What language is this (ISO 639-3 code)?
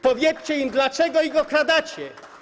pol